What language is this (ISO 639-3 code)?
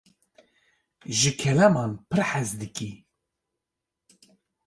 kur